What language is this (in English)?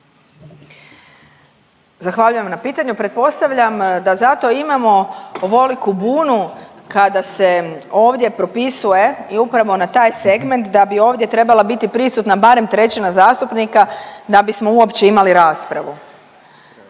Croatian